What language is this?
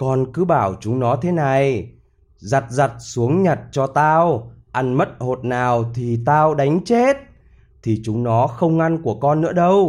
Vietnamese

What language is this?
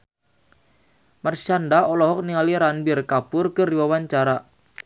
Sundanese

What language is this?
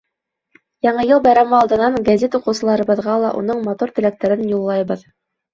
Bashkir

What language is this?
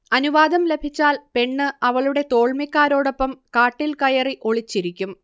Malayalam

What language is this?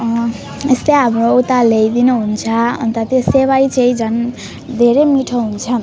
Nepali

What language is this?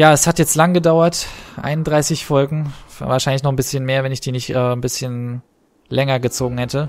German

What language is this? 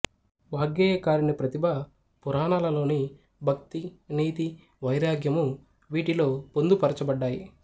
Telugu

